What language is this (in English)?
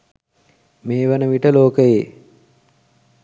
Sinhala